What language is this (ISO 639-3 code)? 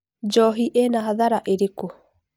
kik